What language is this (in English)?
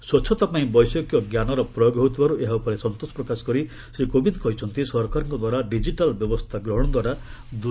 Odia